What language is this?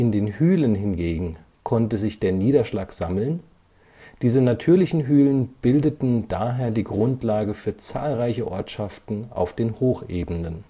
German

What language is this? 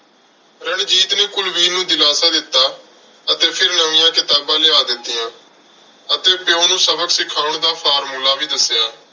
Punjabi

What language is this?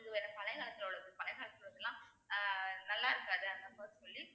Tamil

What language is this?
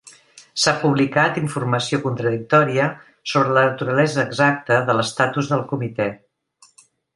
Catalan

